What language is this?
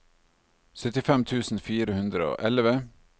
Norwegian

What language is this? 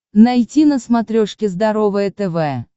Russian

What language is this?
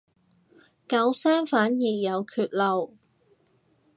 Cantonese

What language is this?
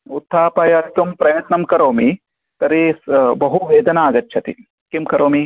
Sanskrit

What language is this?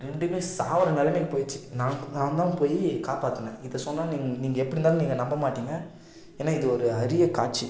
Tamil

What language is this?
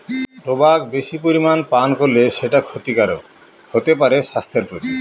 Bangla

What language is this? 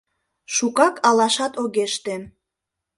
Mari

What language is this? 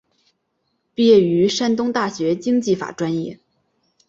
Chinese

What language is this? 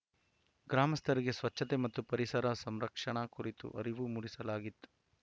Kannada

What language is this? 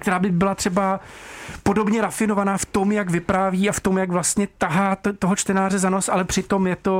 Czech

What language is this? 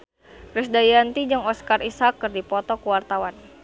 Sundanese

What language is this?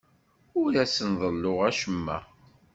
Kabyle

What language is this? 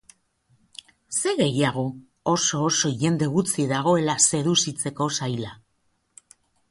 Basque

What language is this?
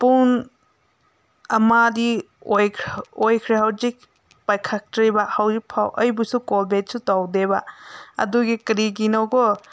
Manipuri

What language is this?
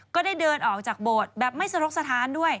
Thai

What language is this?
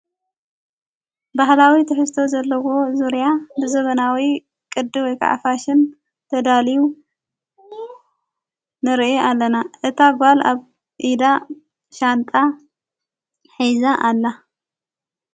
Tigrinya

